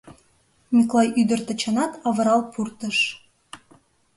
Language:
Mari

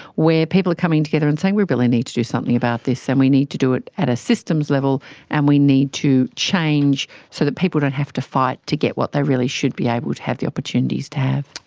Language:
English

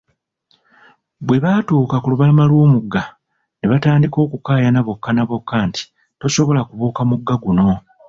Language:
Ganda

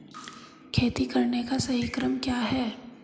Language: Hindi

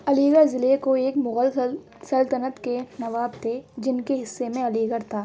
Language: Urdu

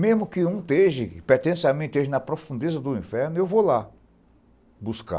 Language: Portuguese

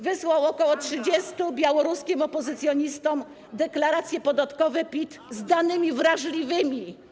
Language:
Polish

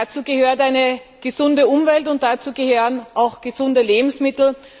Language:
German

